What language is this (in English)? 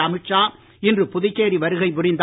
Tamil